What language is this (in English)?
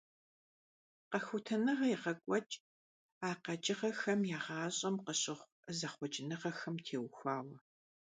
Kabardian